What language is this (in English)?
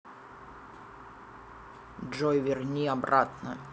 Russian